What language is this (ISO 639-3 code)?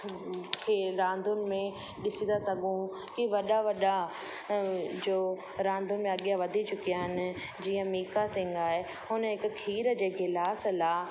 snd